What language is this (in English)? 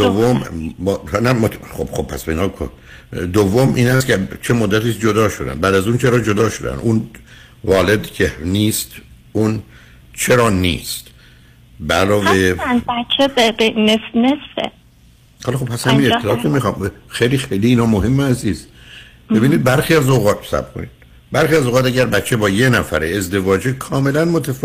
Persian